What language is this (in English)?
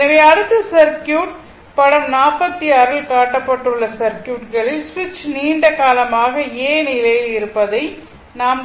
Tamil